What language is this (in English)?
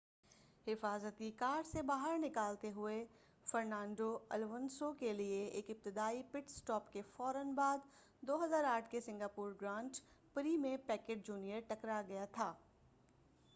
Urdu